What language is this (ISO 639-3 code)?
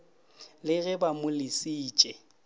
nso